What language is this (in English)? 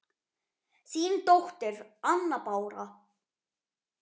Icelandic